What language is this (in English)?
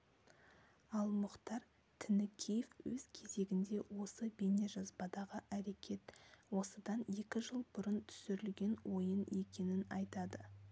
Kazakh